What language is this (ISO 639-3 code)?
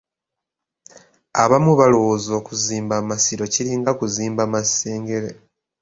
lug